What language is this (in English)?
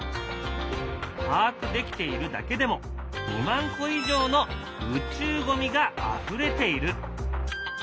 Japanese